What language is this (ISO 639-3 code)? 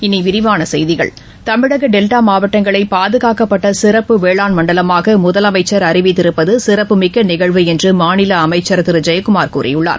tam